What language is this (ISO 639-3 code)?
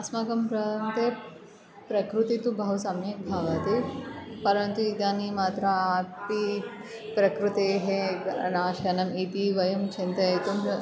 san